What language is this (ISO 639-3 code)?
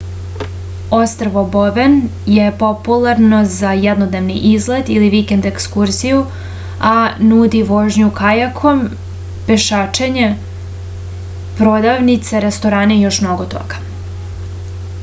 srp